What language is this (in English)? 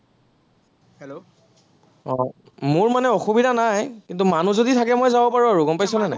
Assamese